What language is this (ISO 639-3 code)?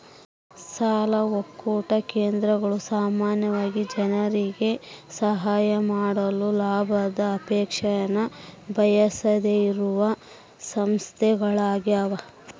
kan